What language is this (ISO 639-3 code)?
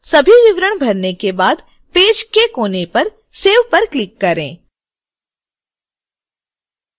hin